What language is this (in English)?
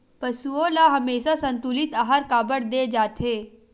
Chhattisgarhi